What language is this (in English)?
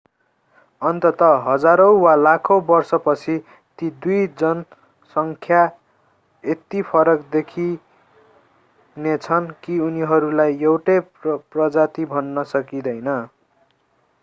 Nepali